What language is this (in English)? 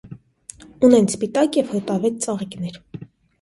Armenian